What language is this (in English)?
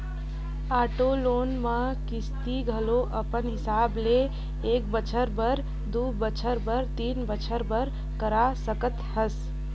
Chhattisgarhi